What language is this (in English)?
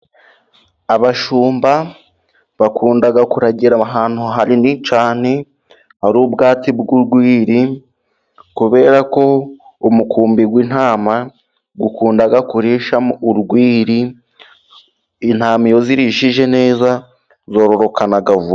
Kinyarwanda